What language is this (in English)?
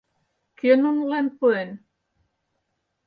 Mari